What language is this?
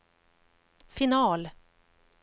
Swedish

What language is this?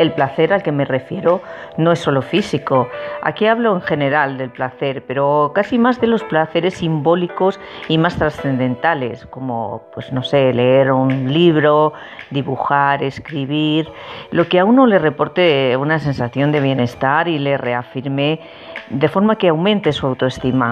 Spanish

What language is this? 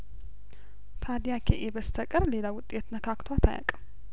Amharic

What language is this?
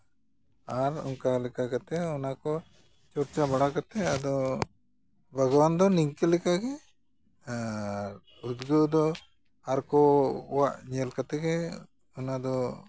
Santali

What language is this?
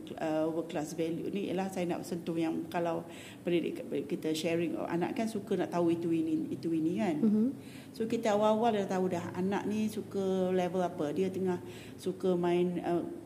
Malay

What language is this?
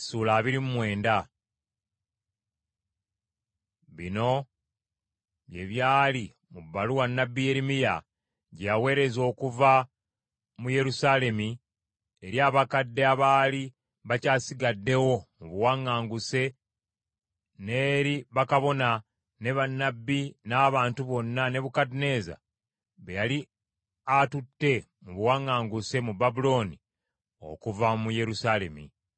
Ganda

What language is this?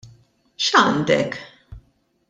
Maltese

